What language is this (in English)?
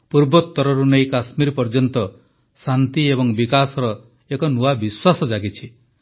Odia